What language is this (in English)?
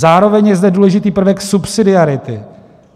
Czech